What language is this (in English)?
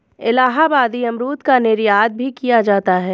Hindi